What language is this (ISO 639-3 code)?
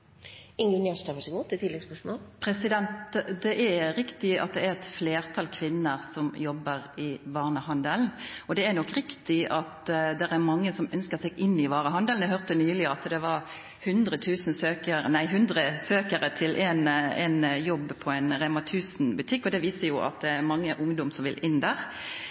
nno